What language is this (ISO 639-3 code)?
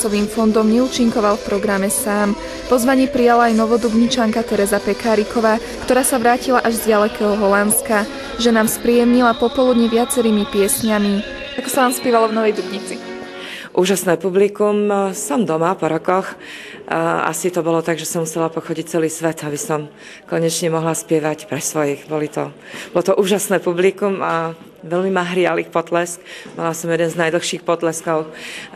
slk